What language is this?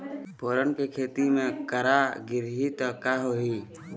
Chhattisgarhi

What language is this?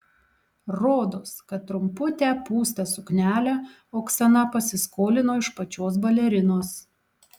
Lithuanian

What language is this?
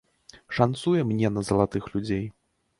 Belarusian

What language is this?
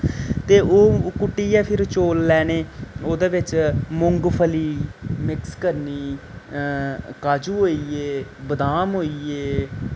Dogri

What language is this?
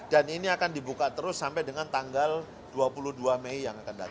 Indonesian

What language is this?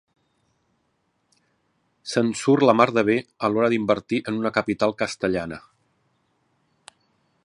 Catalan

